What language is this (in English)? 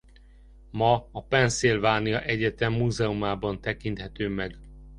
Hungarian